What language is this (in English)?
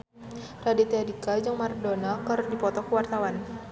Sundanese